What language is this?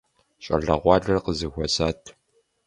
Kabardian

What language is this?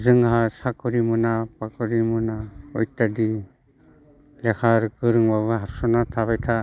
Bodo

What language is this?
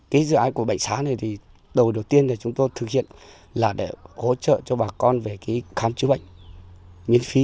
Vietnamese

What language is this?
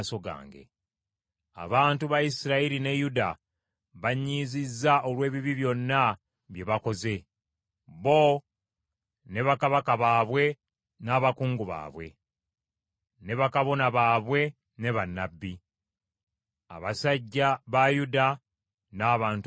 Ganda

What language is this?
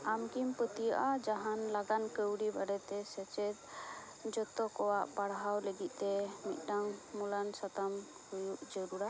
Santali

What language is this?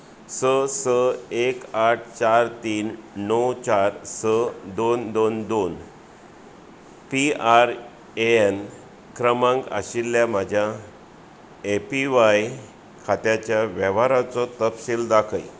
Konkani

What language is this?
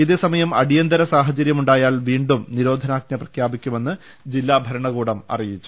Malayalam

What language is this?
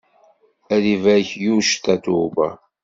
Kabyle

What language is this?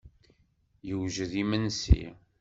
Kabyle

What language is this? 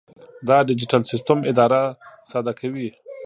Pashto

